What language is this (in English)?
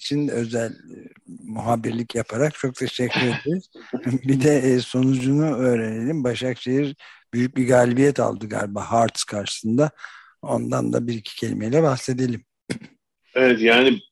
Turkish